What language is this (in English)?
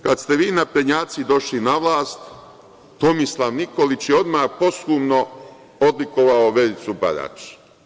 Serbian